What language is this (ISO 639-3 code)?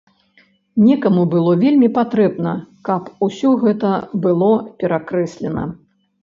bel